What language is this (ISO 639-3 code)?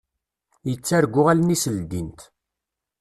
kab